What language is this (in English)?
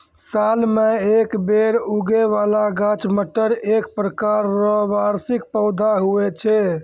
Maithili